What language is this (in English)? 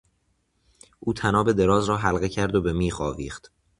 Persian